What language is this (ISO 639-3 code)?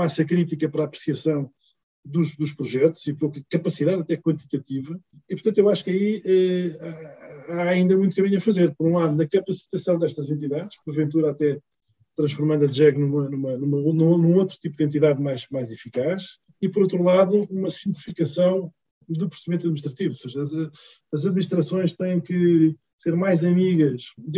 por